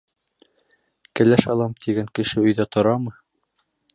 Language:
Bashkir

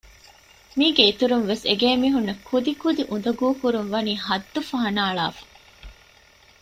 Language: Divehi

